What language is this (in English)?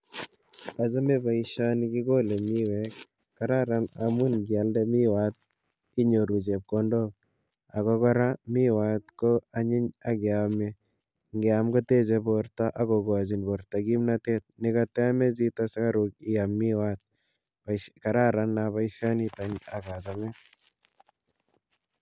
Kalenjin